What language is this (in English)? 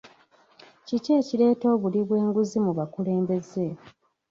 Ganda